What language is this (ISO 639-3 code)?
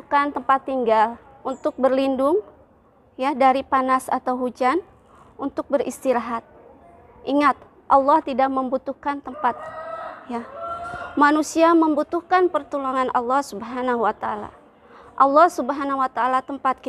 ind